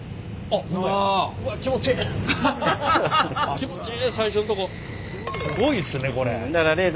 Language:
Japanese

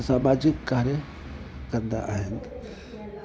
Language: Sindhi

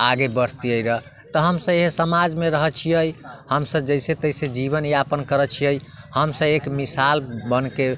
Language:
Maithili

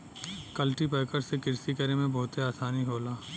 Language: Bhojpuri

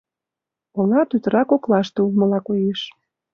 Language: Mari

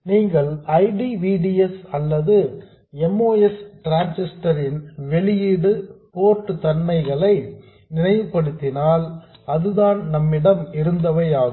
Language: Tamil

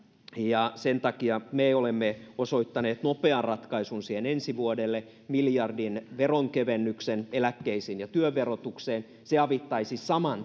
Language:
Finnish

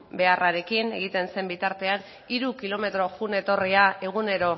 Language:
Basque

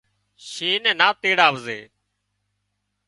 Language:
Wadiyara Koli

